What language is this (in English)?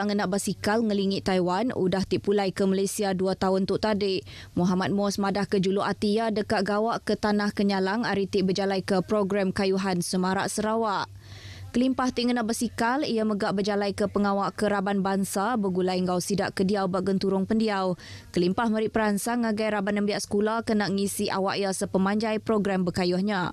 Malay